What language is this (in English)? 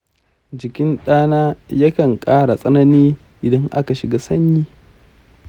Hausa